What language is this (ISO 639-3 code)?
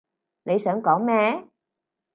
yue